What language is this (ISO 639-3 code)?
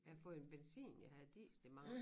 dan